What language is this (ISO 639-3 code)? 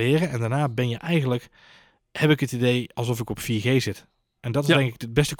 nld